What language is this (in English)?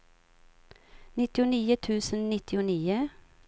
Swedish